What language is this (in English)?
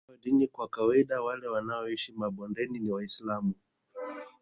Swahili